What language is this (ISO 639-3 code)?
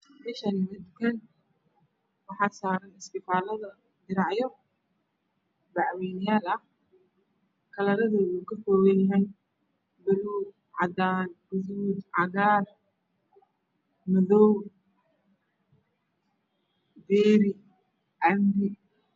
som